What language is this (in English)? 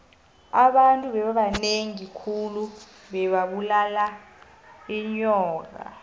South Ndebele